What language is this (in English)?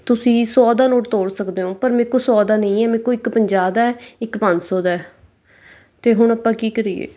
Punjabi